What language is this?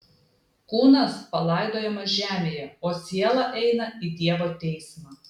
Lithuanian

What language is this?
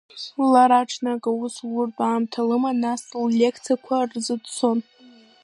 Abkhazian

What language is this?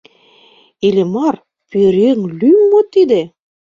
Mari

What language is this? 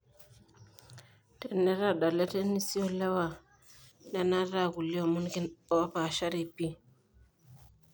Masai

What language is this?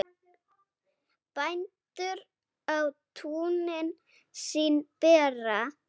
Icelandic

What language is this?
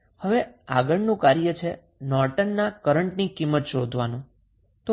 Gujarati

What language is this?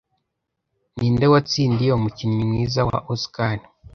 Kinyarwanda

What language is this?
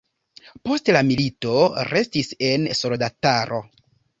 Esperanto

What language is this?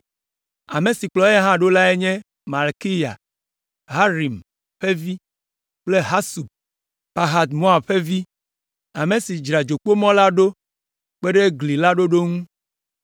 Ewe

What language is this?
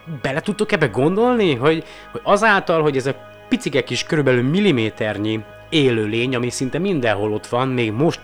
Hungarian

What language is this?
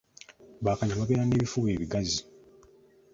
Ganda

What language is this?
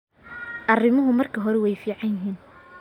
Somali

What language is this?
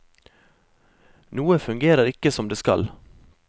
Norwegian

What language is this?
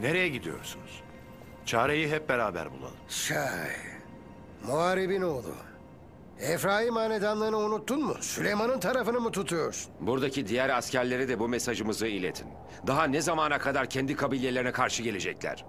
Turkish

